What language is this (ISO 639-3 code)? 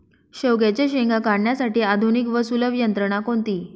mar